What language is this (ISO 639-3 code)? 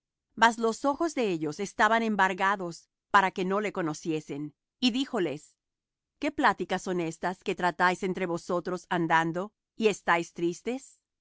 spa